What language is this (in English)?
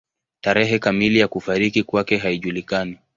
Swahili